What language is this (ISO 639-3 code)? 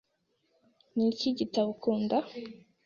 kin